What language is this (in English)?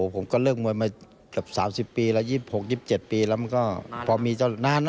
Thai